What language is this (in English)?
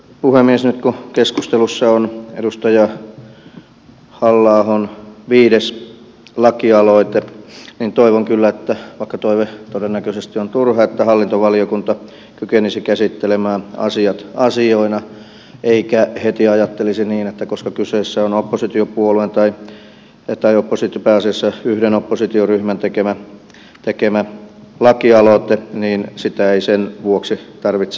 Finnish